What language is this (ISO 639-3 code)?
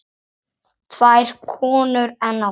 isl